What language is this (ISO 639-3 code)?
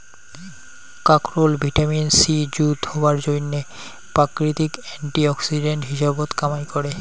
ben